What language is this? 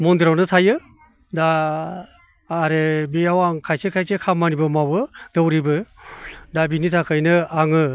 Bodo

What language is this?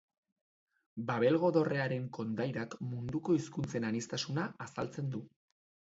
Basque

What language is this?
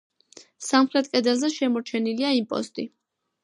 Georgian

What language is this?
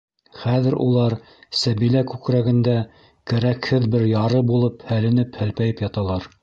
Bashkir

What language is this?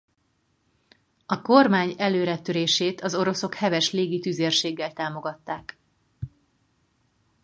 Hungarian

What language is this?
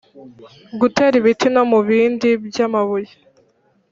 Kinyarwanda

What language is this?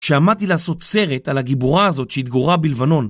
Hebrew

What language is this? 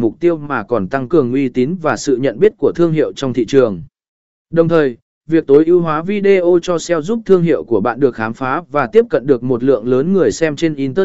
Vietnamese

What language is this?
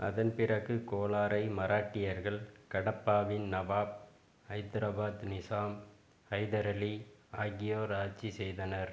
Tamil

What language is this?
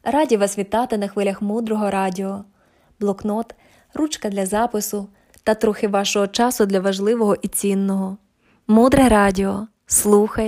Ukrainian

